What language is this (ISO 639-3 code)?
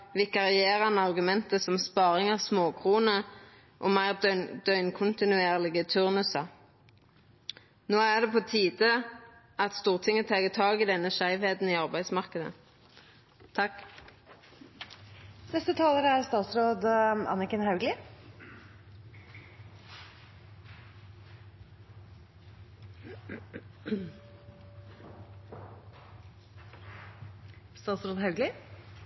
nor